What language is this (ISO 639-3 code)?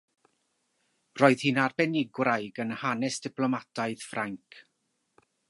cym